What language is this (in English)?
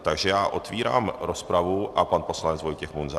Czech